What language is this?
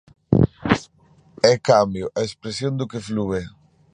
Galician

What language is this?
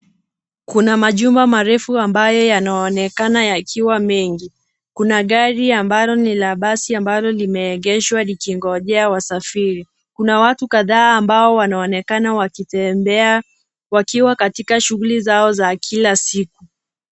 Swahili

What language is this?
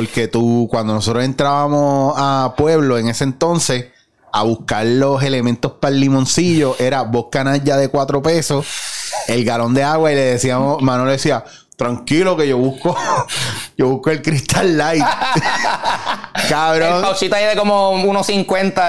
Spanish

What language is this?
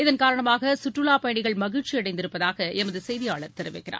Tamil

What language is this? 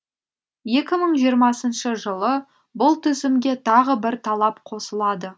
Kazakh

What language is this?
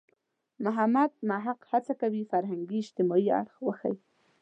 Pashto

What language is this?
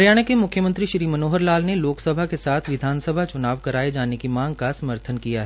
Hindi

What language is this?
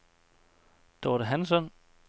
Danish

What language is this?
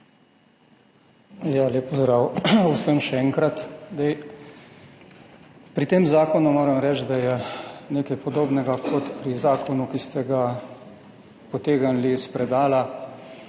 Slovenian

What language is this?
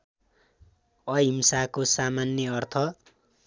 Nepali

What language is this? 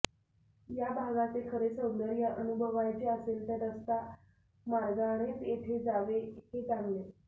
Marathi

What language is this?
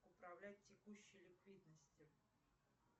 Russian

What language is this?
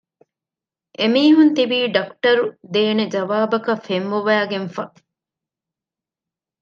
Divehi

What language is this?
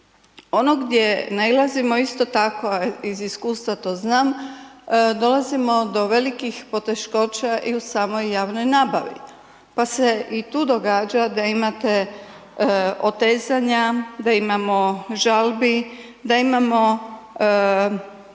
Croatian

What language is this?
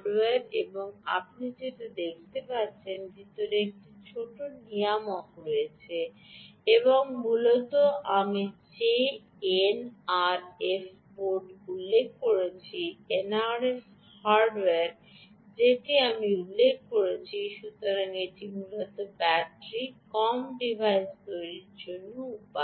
Bangla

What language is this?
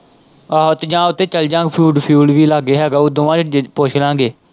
Punjabi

